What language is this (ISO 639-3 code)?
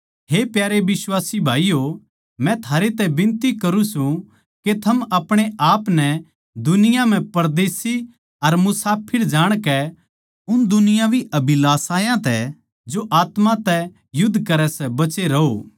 bgc